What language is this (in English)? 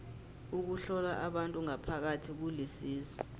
South Ndebele